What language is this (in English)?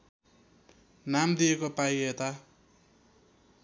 Nepali